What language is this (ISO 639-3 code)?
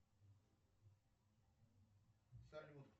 rus